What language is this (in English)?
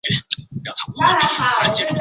Chinese